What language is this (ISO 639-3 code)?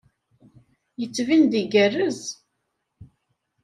kab